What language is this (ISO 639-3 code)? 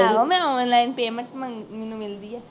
pan